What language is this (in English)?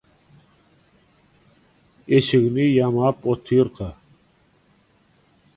Turkmen